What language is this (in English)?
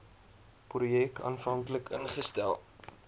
Afrikaans